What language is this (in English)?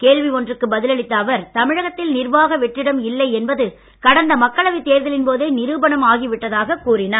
Tamil